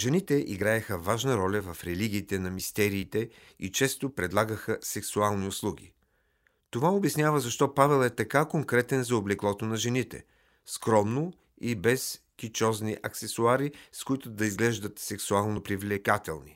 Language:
Bulgarian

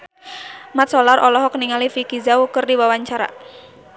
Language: Sundanese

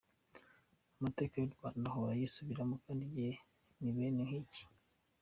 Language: Kinyarwanda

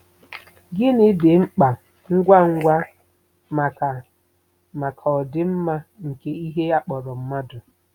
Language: Igbo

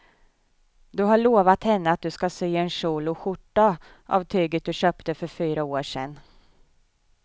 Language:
Swedish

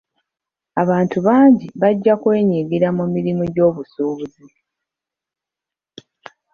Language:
Ganda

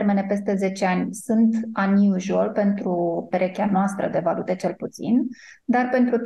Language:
Romanian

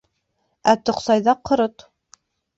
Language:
Bashkir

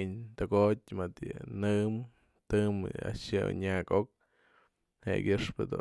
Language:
Mazatlán Mixe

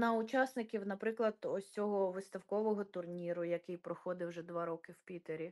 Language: Ukrainian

